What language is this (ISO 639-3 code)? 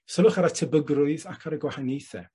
cym